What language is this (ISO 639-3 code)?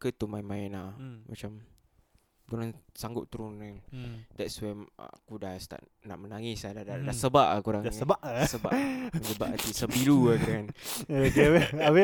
msa